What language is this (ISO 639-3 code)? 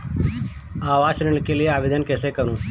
hin